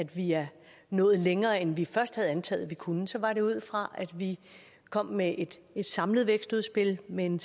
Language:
Danish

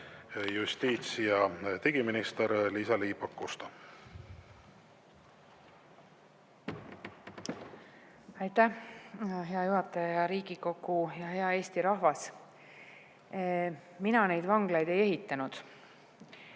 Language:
Estonian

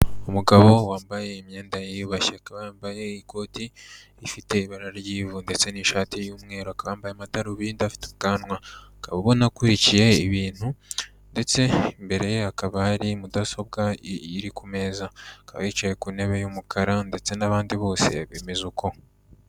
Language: Kinyarwanda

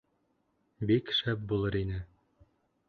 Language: Bashkir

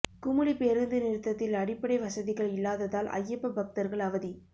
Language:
Tamil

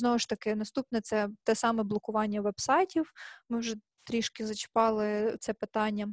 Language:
Ukrainian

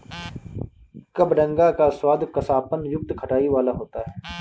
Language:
Hindi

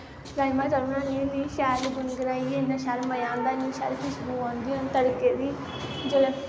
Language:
Dogri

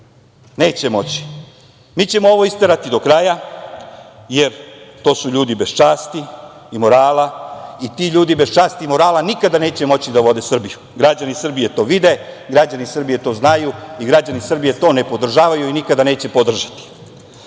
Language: Serbian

